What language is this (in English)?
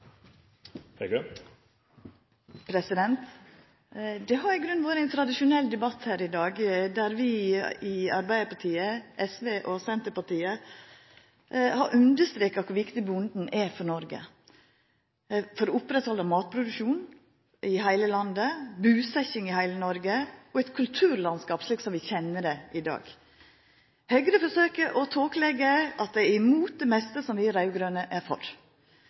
Norwegian